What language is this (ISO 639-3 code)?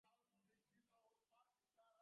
ben